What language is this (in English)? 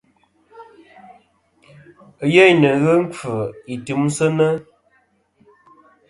Kom